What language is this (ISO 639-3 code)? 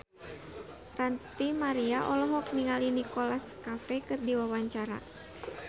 sun